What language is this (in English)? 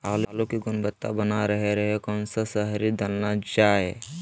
Magahi